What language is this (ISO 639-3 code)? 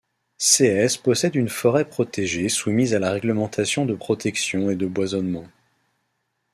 fra